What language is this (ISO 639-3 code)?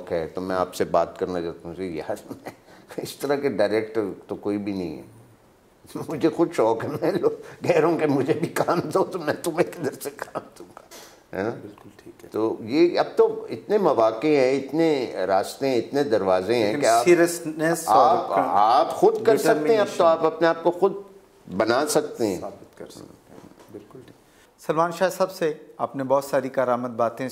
hin